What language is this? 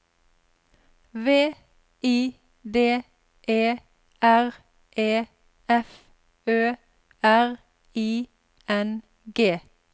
Norwegian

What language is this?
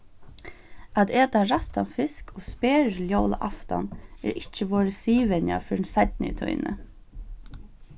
Faroese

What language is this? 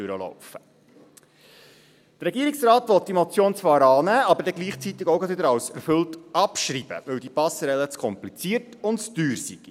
Swiss German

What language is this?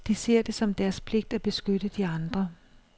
Danish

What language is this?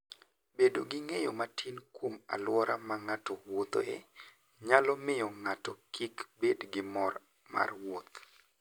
Luo (Kenya and Tanzania)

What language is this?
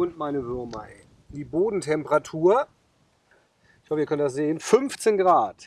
German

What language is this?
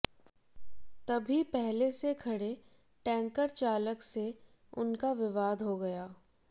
Hindi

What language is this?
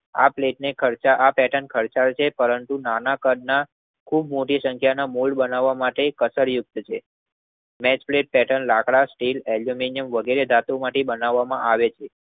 Gujarati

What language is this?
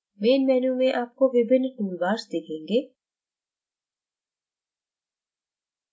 Hindi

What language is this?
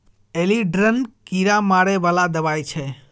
Maithili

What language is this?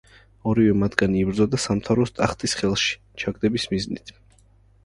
Georgian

